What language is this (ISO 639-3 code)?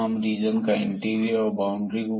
hin